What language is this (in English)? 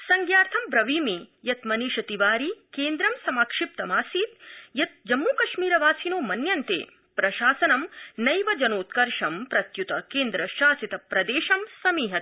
Sanskrit